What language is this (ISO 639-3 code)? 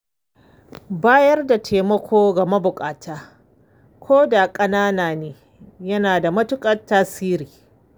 hau